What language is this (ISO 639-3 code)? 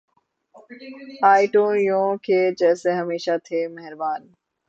urd